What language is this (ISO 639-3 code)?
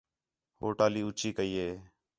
xhe